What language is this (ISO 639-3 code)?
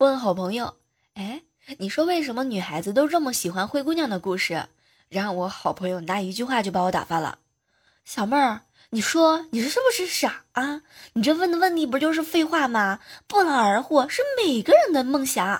zho